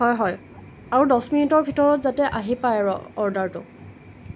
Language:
Assamese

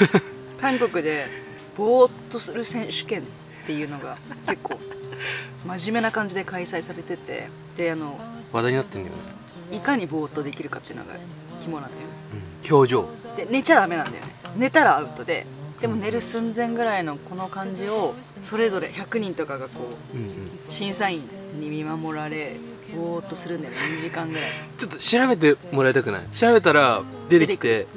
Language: Japanese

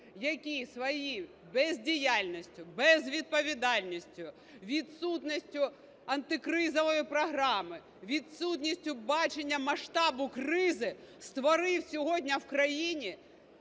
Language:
Ukrainian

